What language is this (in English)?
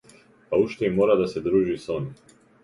Macedonian